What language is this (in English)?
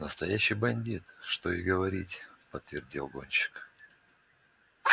Russian